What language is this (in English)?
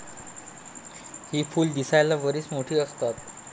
Marathi